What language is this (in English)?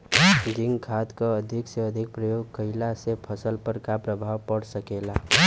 Bhojpuri